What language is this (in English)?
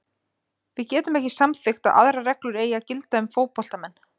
Icelandic